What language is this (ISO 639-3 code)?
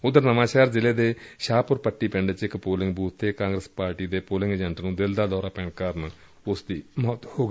pan